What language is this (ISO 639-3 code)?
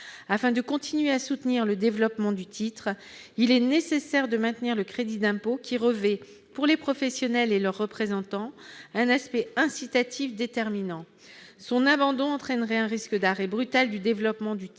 fra